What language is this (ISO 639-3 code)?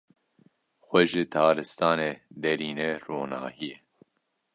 kur